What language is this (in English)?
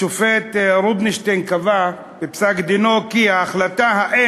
Hebrew